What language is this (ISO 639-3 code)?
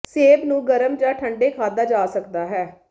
pan